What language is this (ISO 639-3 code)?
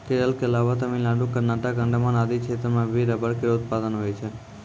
mai